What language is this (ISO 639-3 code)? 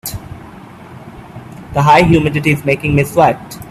eng